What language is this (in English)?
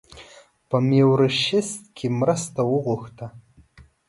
Pashto